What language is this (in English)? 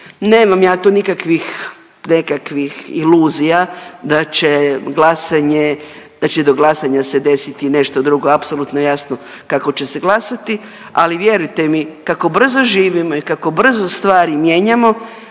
Croatian